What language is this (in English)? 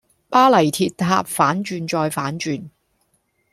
Cantonese